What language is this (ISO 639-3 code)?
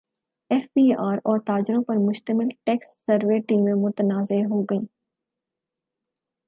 urd